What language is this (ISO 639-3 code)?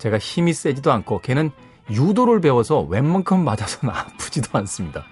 kor